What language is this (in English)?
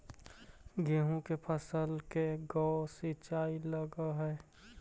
Magahi